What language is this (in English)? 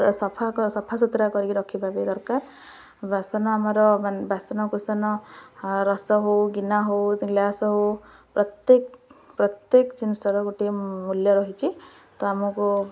Odia